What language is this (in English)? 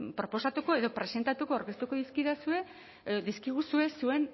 Basque